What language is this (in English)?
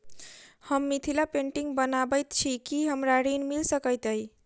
Maithili